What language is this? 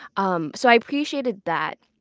English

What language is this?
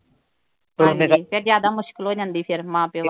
Punjabi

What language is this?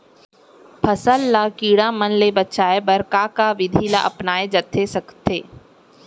Chhattisgarhi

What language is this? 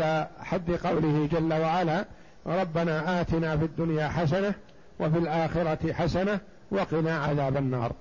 Arabic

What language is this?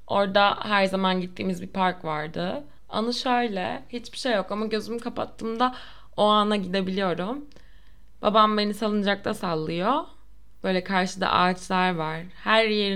Turkish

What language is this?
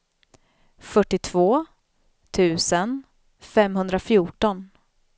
Swedish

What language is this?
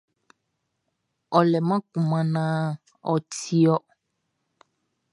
Baoulé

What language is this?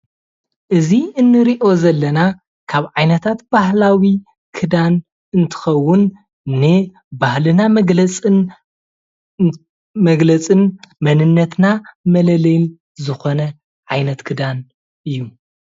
Tigrinya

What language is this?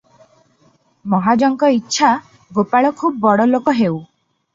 Odia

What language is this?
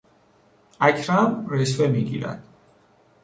Persian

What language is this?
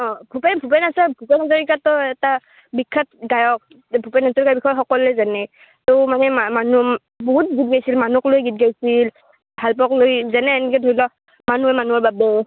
Assamese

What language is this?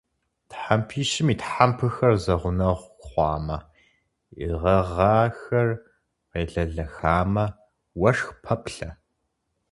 Kabardian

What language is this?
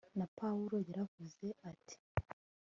Kinyarwanda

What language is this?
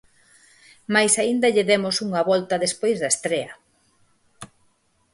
Galician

